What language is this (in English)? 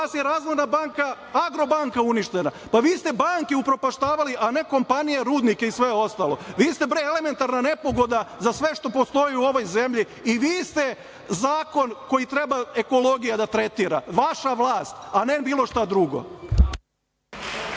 Serbian